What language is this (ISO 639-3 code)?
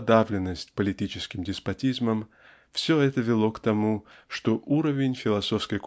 rus